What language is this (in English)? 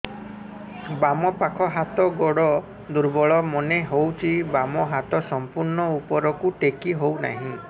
Odia